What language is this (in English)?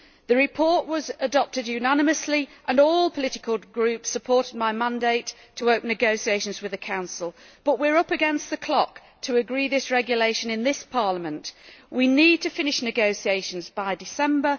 English